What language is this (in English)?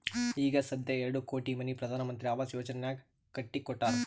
Kannada